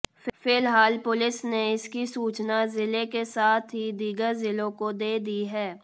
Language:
Hindi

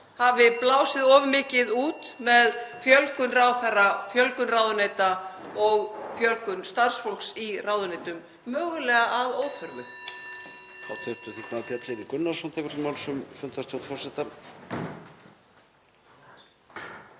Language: Icelandic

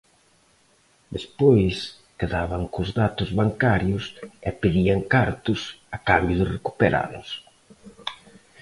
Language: Galician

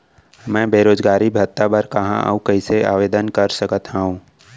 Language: Chhattisgarhi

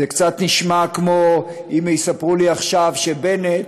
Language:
Hebrew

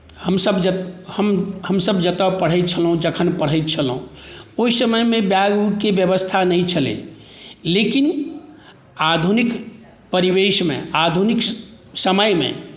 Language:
Maithili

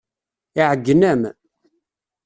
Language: Kabyle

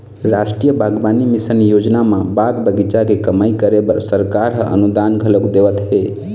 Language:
Chhattisgarhi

